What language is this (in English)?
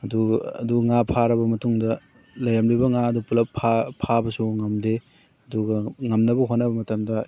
Manipuri